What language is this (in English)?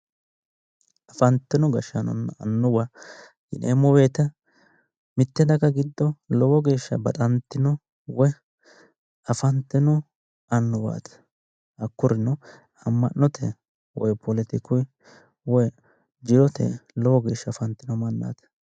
Sidamo